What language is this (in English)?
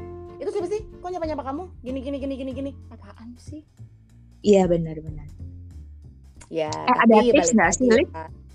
Indonesian